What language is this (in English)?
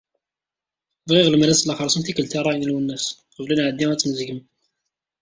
Kabyle